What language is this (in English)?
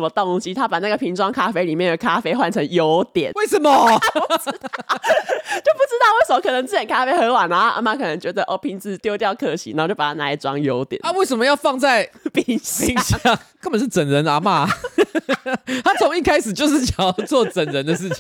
Chinese